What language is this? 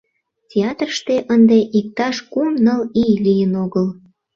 Mari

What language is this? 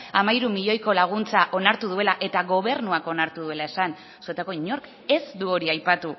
Basque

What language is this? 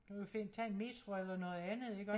Danish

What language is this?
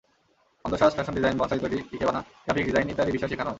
Bangla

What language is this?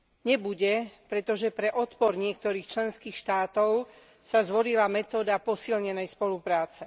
Slovak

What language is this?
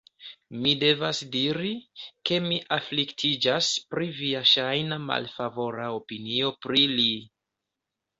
Esperanto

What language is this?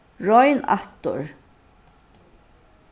Faroese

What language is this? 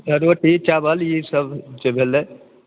Maithili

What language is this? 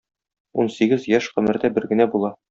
Tatar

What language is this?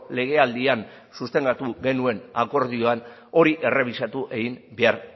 Basque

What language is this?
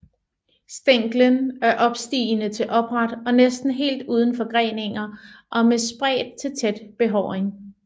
Danish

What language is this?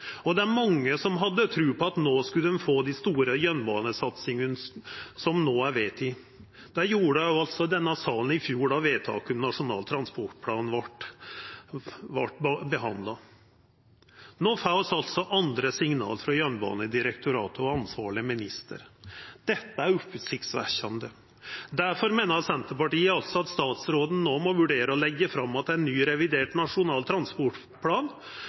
Norwegian Nynorsk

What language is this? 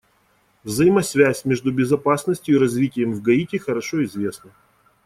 Russian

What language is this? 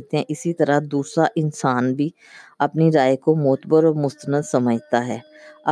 Urdu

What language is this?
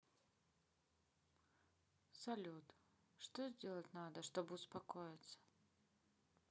Russian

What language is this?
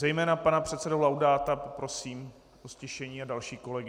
Czech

